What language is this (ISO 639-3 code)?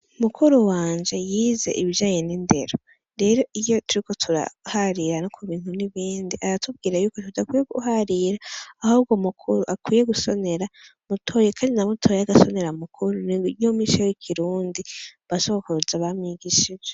run